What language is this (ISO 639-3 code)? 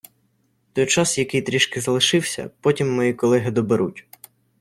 ukr